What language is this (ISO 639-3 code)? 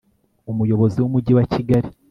kin